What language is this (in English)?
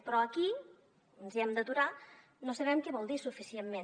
Catalan